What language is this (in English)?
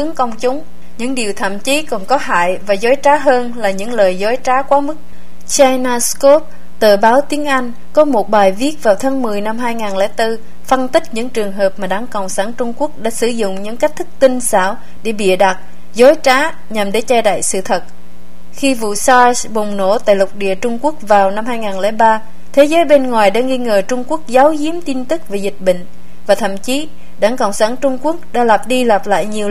Vietnamese